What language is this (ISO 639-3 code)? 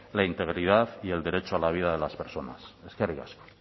spa